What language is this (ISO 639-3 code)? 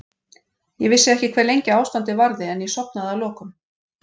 isl